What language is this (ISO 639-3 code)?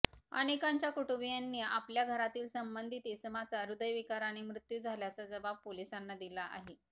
mar